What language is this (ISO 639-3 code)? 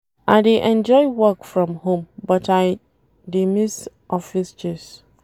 pcm